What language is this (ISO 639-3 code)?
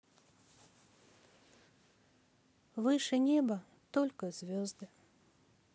rus